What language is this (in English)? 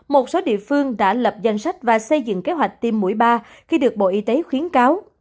Vietnamese